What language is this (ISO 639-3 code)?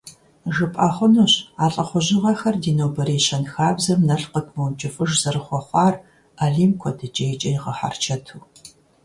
kbd